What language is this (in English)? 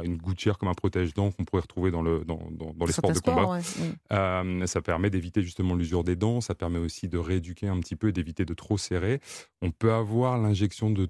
French